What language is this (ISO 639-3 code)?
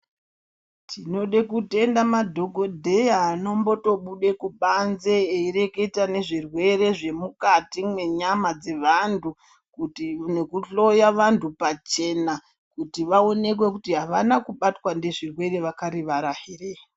ndc